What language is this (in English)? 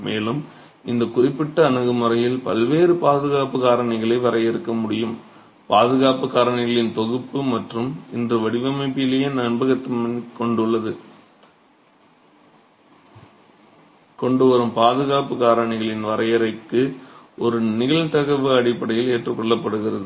Tamil